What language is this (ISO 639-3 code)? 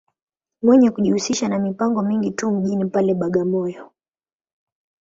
swa